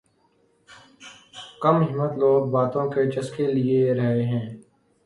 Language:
Urdu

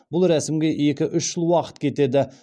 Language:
Kazakh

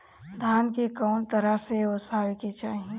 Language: Bhojpuri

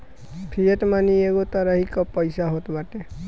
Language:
Bhojpuri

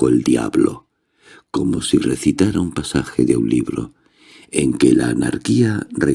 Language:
Spanish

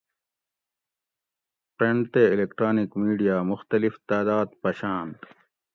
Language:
Gawri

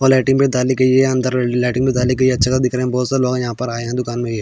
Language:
Hindi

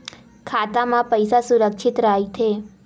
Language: Chhattisgarhi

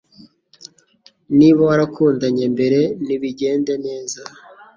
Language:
Kinyarwanda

